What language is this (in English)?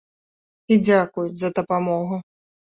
Belarusian